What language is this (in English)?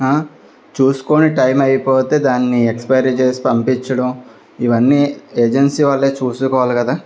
Telugu